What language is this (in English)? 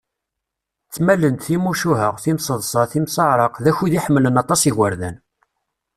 Kabyle